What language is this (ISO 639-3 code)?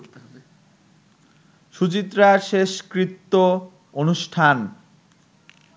ben